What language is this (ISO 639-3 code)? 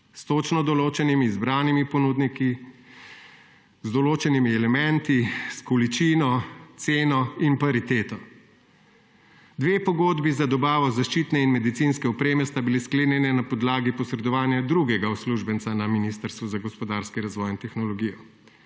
slv